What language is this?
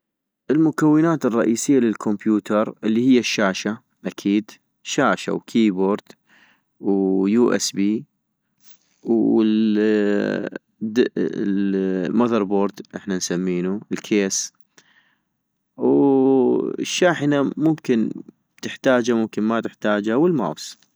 North Mesopotamian Arabic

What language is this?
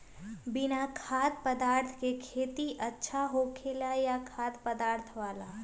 Magahi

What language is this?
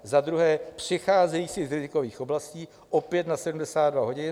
Czech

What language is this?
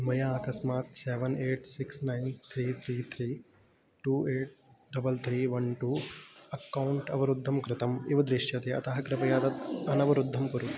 Sanskrit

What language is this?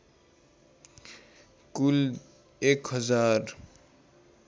Nepali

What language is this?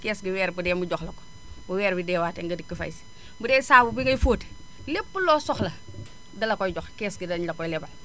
Wolof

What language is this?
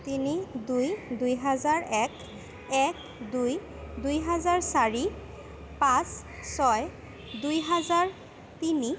Assamese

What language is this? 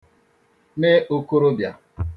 Igbo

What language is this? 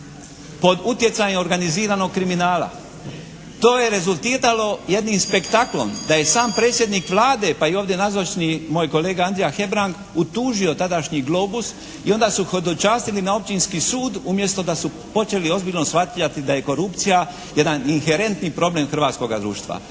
Croatian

